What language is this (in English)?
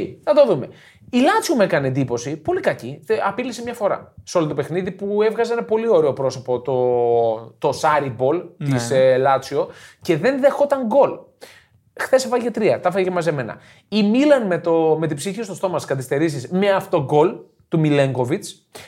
Greek